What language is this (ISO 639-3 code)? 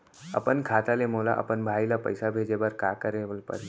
hne